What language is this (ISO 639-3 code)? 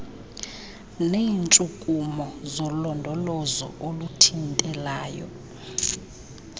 xho